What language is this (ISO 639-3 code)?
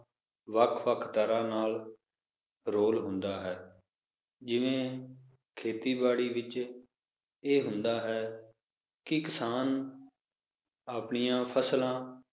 pan